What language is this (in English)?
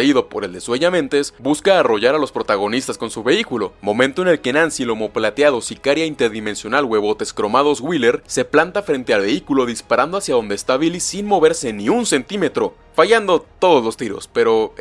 Spanish